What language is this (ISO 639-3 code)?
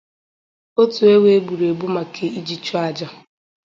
ibo